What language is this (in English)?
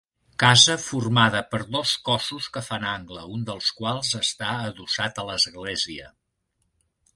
Catalan